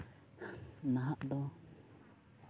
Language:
Santali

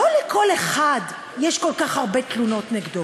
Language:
Hebrew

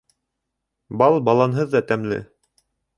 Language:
Bashkir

